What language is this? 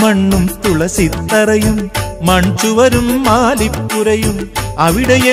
Arabic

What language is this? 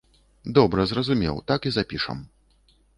Belarusian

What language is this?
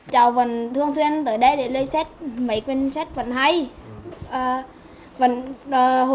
Vietnamese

